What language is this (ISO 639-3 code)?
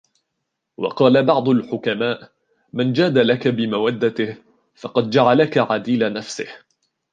ara